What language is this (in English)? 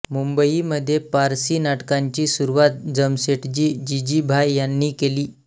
Marathi